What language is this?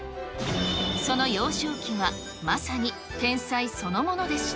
Japanese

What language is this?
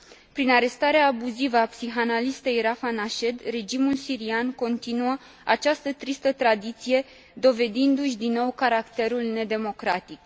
Romanian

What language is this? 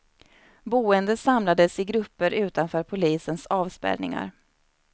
Swedish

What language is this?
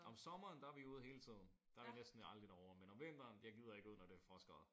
Danish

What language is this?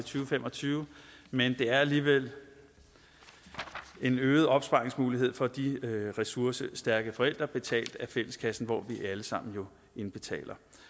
Danish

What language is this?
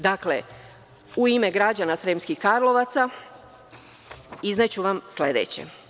Serbian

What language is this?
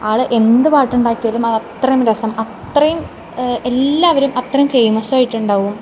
Malayalam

